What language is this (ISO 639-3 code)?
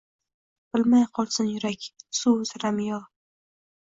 uzb